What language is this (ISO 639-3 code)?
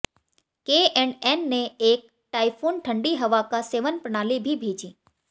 hin